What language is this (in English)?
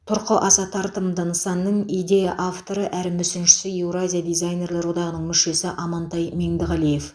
Kazakh